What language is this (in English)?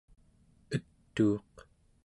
Central Yupik